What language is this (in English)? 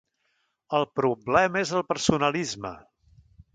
Catalan